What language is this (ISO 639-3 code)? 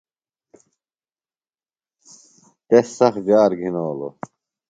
phl